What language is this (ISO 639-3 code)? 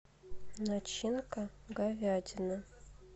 rus